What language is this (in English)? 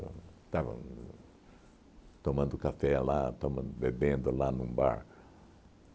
Portuguese